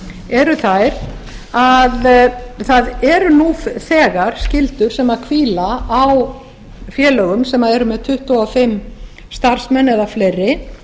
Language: Icelandic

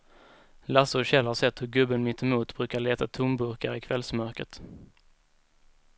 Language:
Swedish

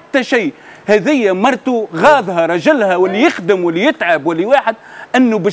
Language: Arabic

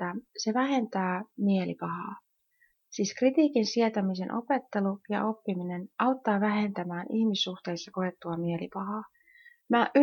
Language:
Finnish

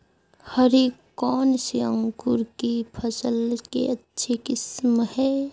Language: Magahi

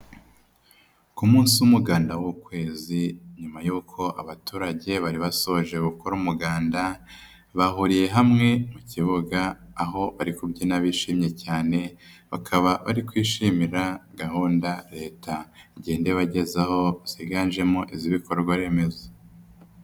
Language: Kinyarwanda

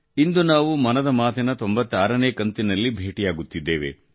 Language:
Kannada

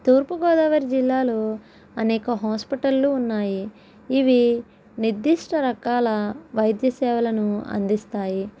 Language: Telugu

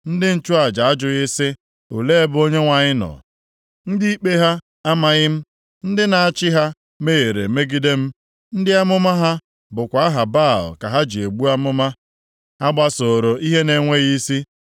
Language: Igbo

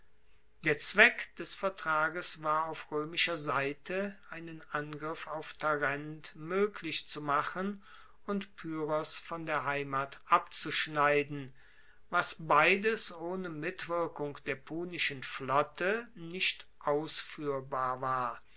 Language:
German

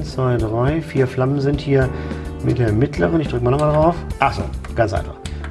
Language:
German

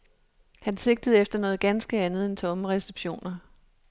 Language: Danish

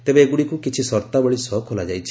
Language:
Odia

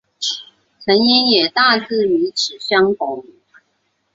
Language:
Chinese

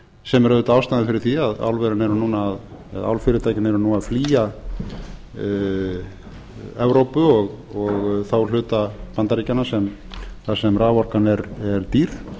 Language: Icelandic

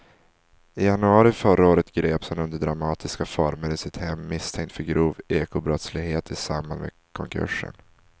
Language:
Swedish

